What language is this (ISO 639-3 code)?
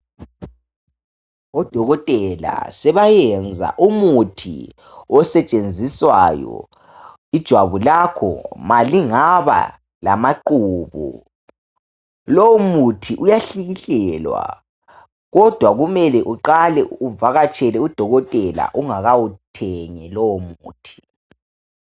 nde